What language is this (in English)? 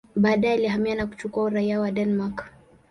Swahili